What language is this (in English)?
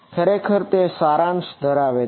Gujarati